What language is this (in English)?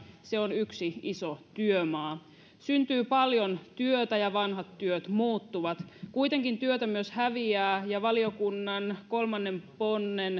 Finnish